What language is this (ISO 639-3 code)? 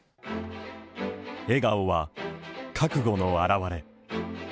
jpn